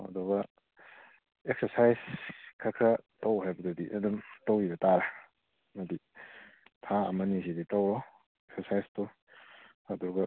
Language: Manipuri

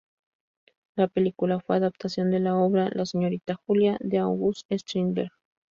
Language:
Spanish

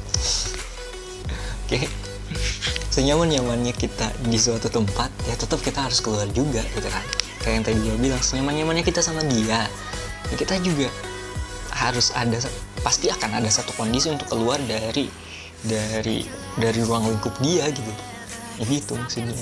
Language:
Indonesian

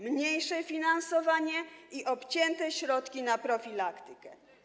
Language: Polish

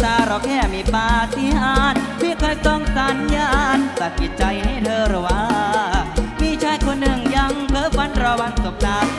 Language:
Thai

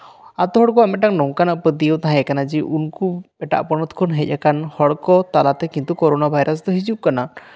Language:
Santali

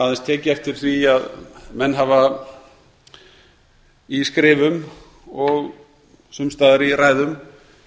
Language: Icelandic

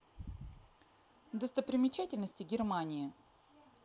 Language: Russian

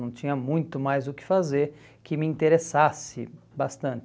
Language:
Portuguese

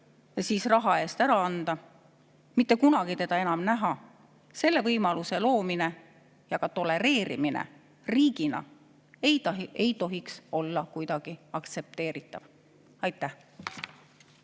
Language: Estonian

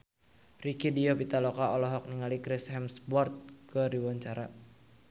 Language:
Sundanese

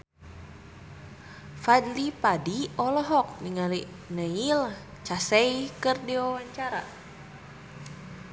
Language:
Sundanese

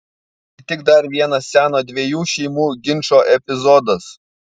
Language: Lithuanian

